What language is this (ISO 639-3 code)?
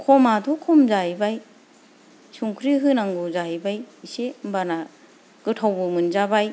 brx